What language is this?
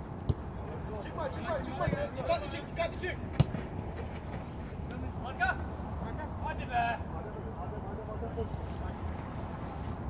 Turkish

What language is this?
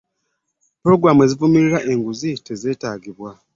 Ganda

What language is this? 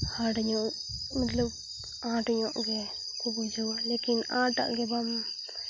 Santali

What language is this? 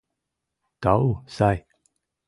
Mari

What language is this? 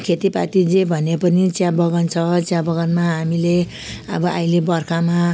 Nepali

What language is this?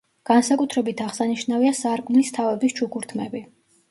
Georgian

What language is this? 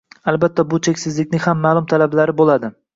Uzbek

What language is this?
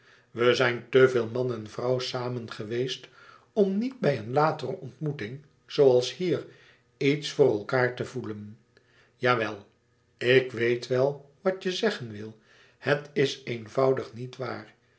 Dutch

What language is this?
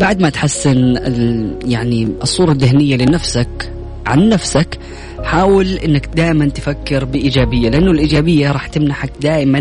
Arabic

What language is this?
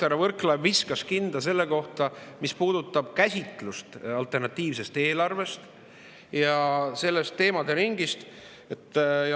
Estonian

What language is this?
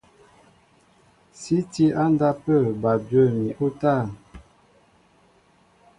Mbo (Cameroon)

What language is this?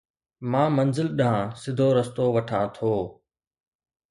Sindhi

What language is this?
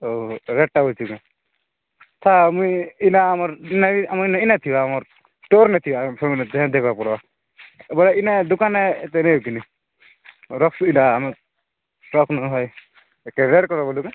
Odia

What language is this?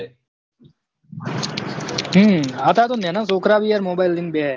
Gujarati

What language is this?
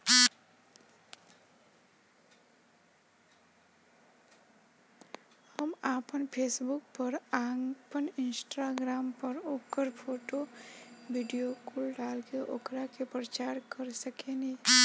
Bhojpuri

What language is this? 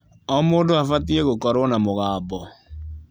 Kikuyu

